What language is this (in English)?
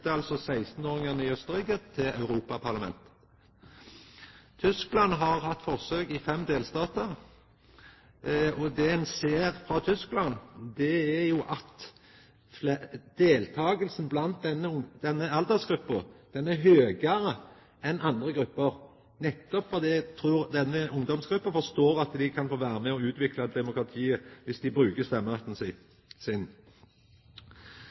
Norwegian Nynorsk